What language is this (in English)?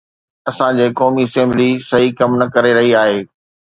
Sindhi